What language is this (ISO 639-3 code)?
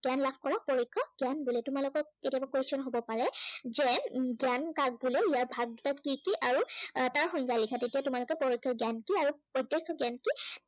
asm